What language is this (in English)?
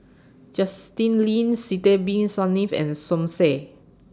English